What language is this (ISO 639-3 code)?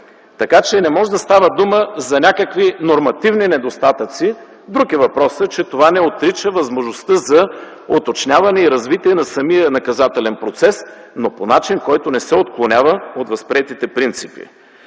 bul